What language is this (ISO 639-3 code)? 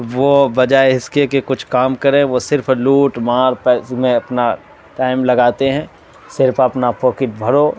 urd